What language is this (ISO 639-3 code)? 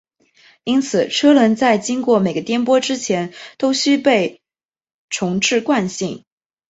zho